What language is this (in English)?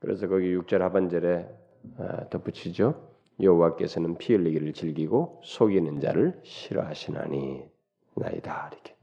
Korean